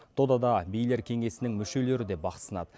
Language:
Kazakh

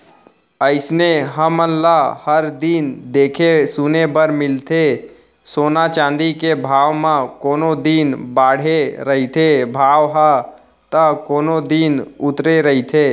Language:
Chhattisgarhi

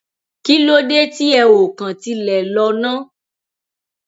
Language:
Yoruba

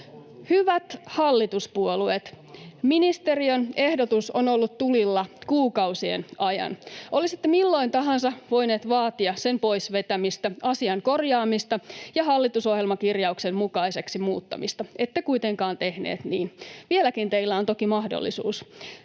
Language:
Finnish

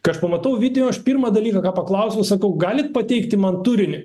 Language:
Lithuanian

